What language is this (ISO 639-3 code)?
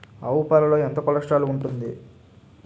tel